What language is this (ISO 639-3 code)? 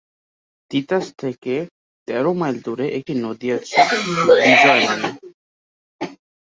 ben